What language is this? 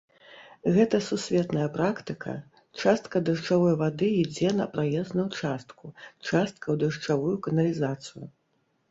Belarusian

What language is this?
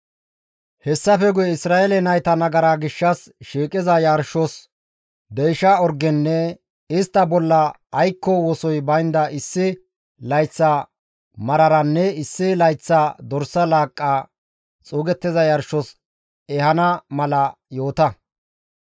Gamo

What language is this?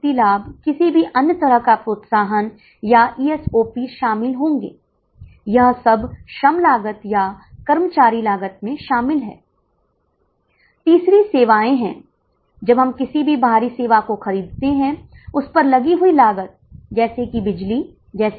Hindi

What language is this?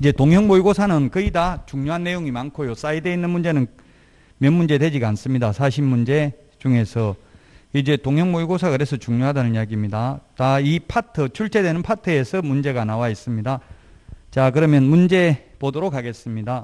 Korean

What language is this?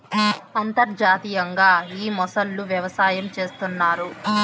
Telugu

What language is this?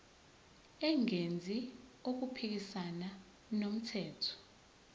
Zulu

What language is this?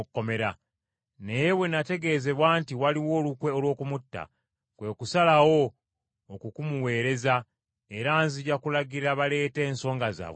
Ganda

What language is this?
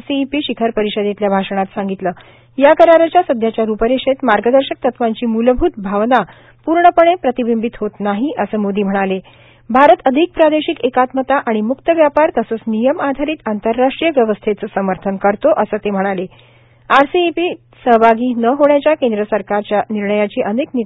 Marathi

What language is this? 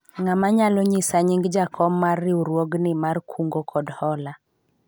Luo (Kenya and Tanzania)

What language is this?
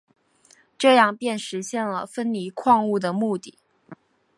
Chinese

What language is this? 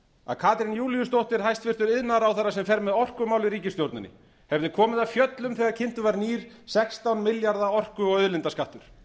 Icelandic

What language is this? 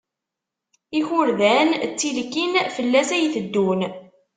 Kabyle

